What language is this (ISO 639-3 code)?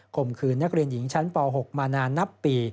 tha